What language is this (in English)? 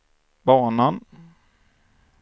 Swedish